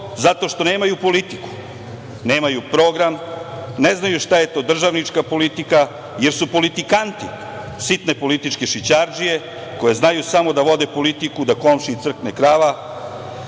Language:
Serbian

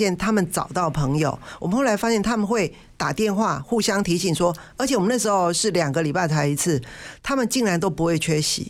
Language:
Chinese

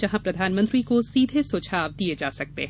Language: Hindi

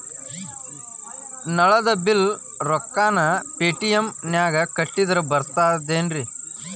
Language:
Kannada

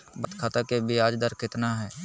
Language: Magahi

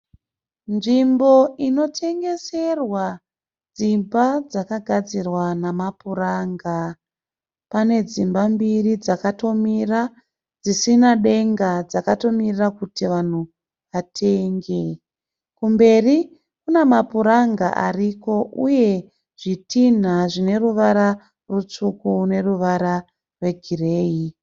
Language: Shona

